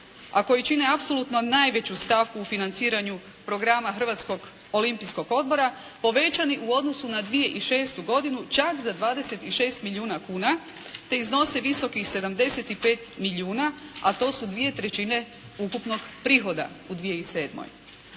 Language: Croatian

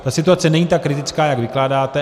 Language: Czech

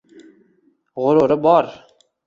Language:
Uzbek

